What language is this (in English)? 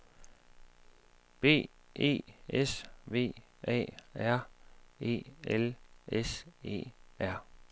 Danish